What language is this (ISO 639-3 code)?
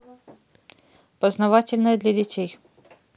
rus